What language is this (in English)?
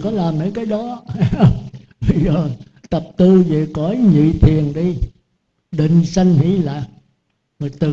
Vietnamese